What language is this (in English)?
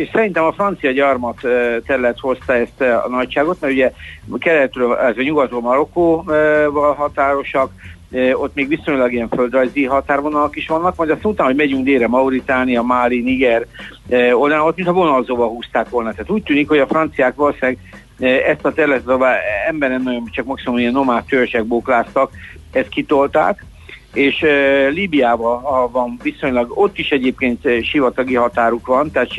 Hungarian